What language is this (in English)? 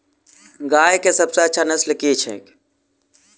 Maithili